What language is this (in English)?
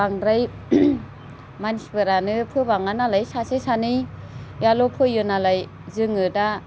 Bodo